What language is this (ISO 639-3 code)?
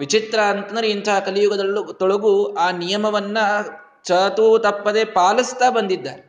kan